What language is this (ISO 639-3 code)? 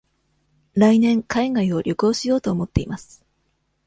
jpn